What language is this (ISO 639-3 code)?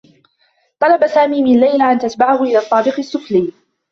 ara